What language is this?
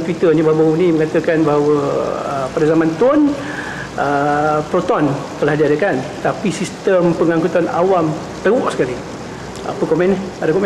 Malay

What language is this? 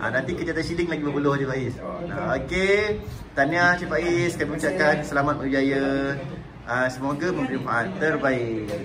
Malay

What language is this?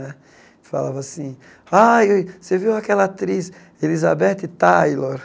Portuguese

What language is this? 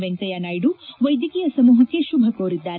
Kannada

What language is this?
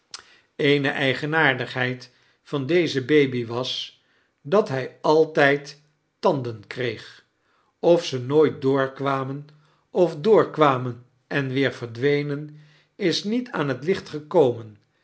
Dutch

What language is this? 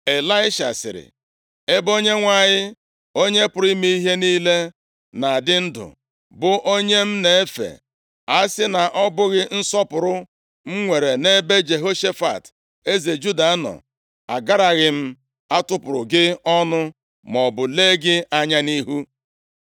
Igbo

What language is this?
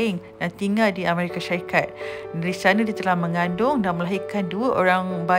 Malay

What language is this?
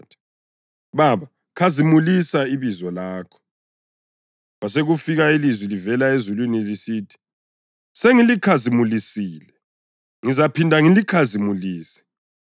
North Ndebele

